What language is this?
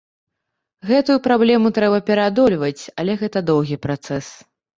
Belarusian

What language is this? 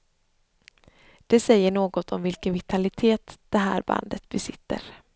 Swedish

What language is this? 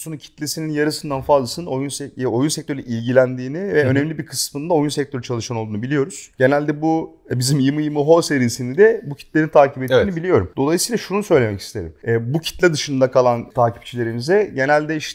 Turkish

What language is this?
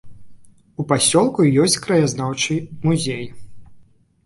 Belarusian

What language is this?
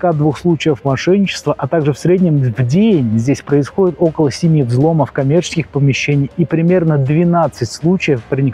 Russian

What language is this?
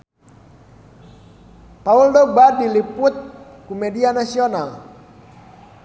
Sundanese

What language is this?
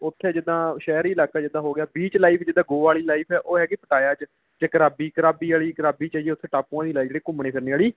Punjabi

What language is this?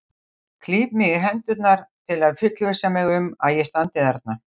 Icelandic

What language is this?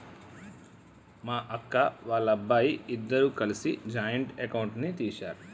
Telugu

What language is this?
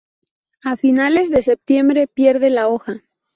Spanish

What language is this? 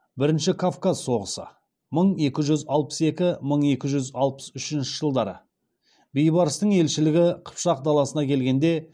Kazakh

